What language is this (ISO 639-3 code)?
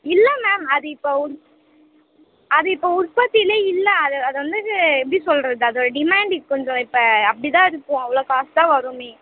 tam